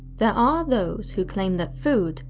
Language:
English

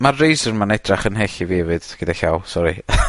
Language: Welsh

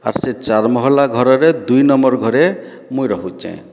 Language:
Odia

